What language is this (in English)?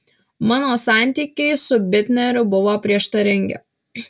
Lithuanian